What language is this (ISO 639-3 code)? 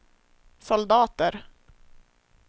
swe